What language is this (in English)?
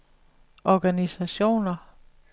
Danish